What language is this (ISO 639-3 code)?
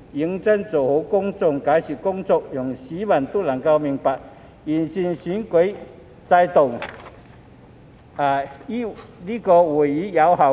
yue